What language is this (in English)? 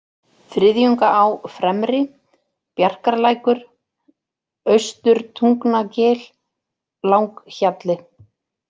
Icelandic